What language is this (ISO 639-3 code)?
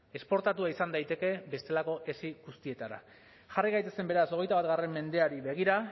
eus